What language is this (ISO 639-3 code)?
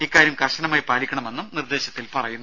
mal